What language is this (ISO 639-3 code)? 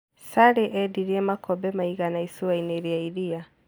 kik